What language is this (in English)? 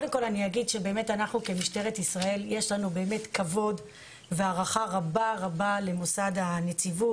Hebrew